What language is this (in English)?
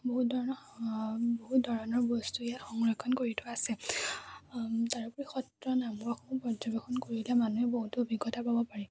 Assamese